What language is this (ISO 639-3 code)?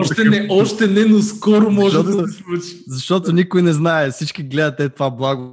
bul